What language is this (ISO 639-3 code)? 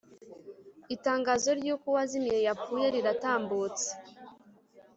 kin